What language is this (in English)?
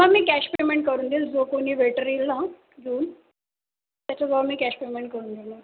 Marathi